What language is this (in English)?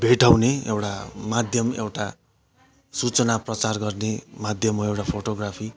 Nepali